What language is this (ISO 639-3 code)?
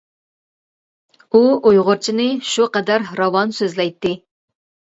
uig